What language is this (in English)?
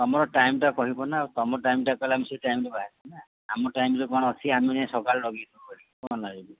Odia